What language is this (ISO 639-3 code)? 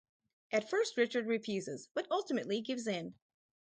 eng